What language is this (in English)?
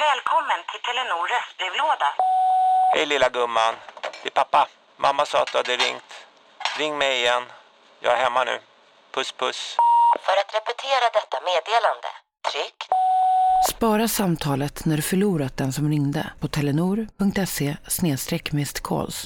Swedish